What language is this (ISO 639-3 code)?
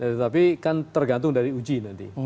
ind